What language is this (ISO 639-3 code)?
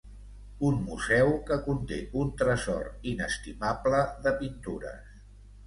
cat